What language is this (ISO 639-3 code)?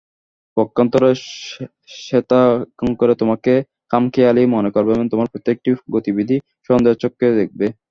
ben